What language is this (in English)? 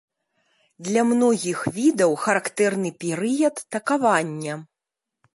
Belarusian